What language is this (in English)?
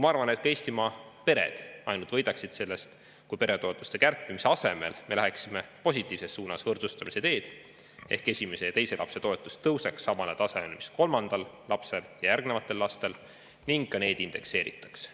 Estonian